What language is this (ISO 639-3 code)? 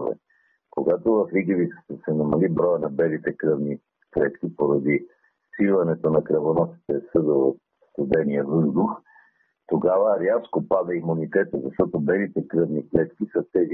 bul